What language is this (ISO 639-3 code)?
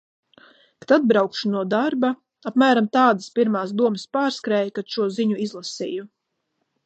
lav